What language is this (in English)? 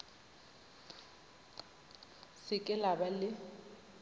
Northern Sotho